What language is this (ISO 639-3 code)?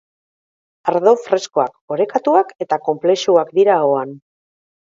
eus